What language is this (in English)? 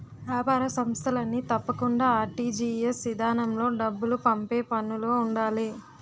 Telugu